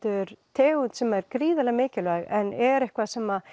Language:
Icelandic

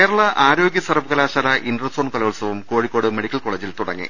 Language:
Malayalam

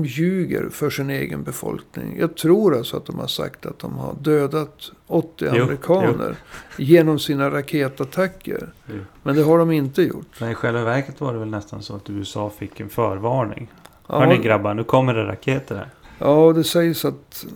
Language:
Swedish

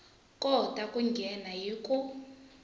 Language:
Tsonga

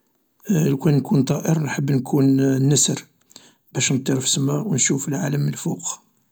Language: Algerian Arabic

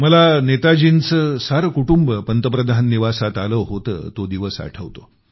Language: Marathi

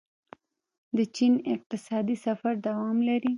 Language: Pashto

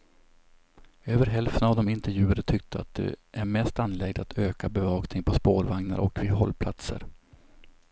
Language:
Swedish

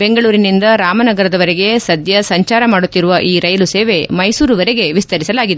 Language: Kannada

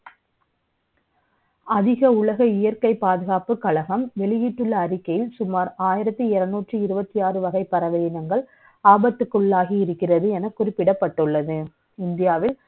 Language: Tamil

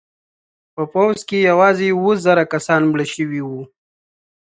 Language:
Pashto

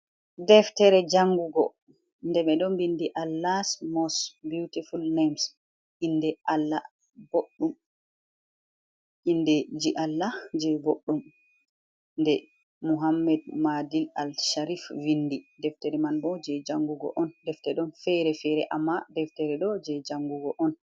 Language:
Fula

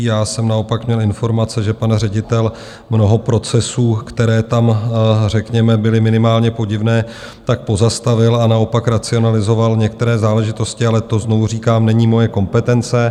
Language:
Czech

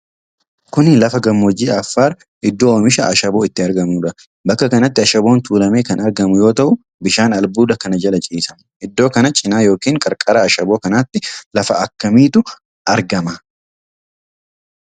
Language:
Oromo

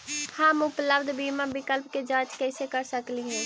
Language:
Magahi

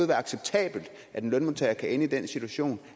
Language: Danish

